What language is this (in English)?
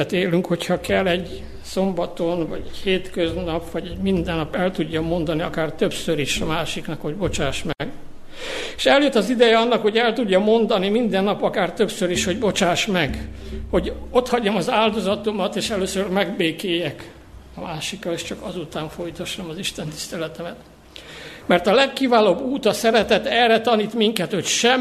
Hungarian